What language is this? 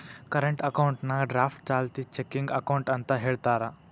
Kannada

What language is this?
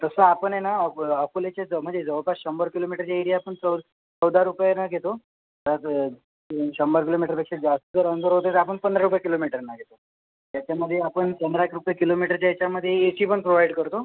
Marathi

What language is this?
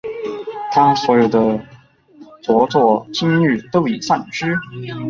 Chinese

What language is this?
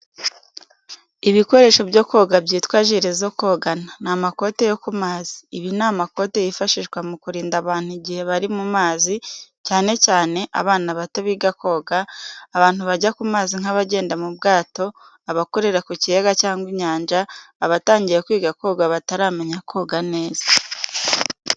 Kinyarwanda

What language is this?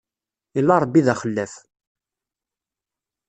Kabyle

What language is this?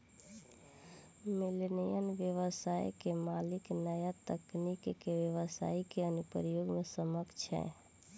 Bhojpuri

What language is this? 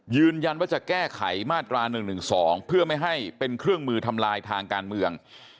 Thai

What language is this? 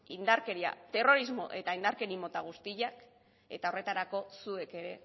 Basque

